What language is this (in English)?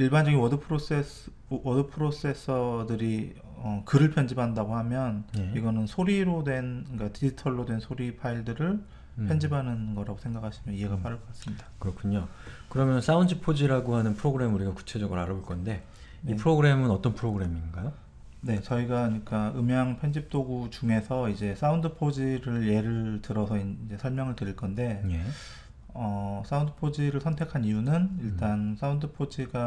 Korean